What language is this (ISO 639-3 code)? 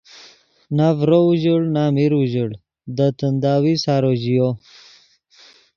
ydg